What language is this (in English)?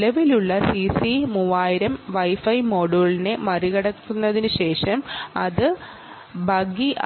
Malayalam